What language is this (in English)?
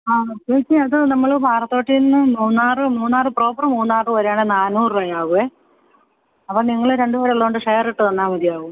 Malayalam